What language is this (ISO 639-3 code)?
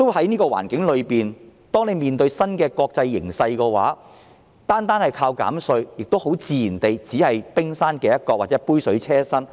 yue